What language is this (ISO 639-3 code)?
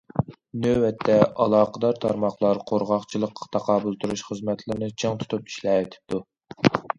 uig